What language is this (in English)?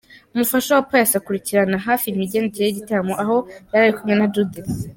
Kinyarwanda